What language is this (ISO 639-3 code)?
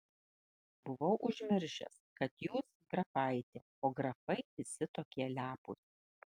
lit